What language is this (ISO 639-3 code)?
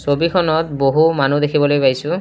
asm